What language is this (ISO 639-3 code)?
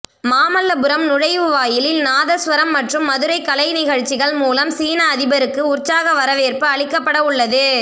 tam